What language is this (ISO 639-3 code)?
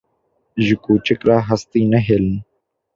kur